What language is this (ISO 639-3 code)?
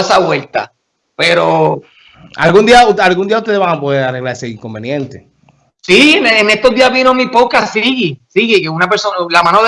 spa